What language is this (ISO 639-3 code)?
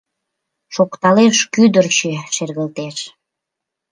chm